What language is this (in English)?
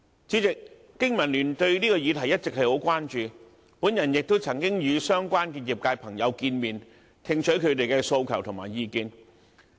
Cantonese